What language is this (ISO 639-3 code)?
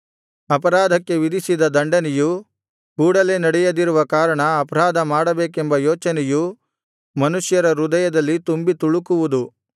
kan